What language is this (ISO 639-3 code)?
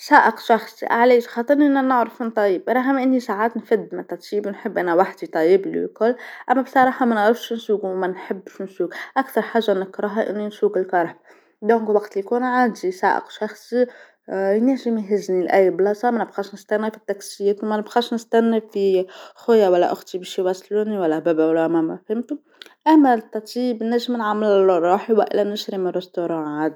aeb